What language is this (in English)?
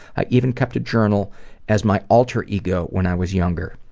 English